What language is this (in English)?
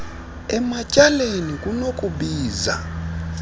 Xhosa